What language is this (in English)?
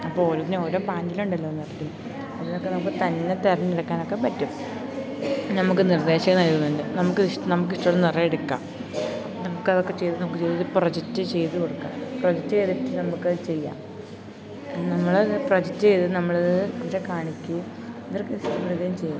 Malayalam